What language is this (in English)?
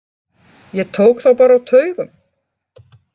Icelandic